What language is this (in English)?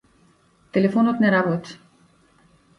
Macedonian